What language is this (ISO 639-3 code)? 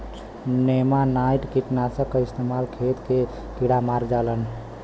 bho